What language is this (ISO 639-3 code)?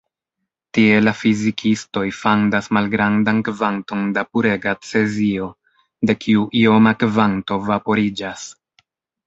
epo